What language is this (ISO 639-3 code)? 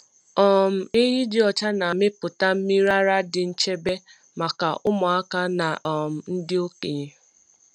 ibo